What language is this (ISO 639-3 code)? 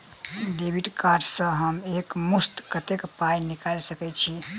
mai